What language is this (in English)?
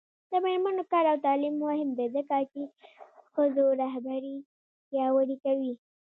Pashto